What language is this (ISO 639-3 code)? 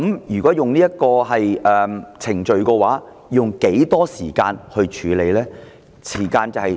yue